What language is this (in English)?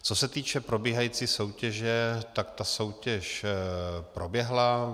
Czech